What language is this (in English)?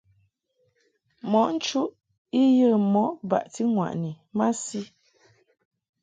Mungaka